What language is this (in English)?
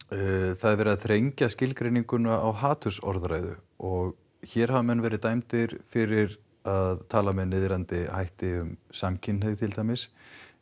Icelandic